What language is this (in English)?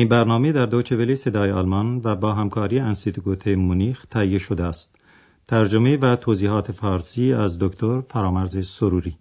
Persian